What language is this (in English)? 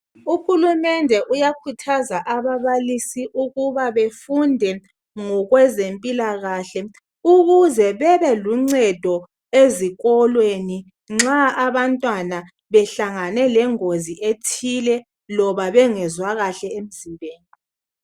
North Ndebele